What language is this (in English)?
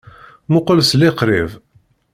Kabyle